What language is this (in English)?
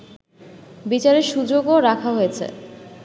Bangla